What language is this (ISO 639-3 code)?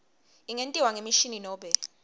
ssw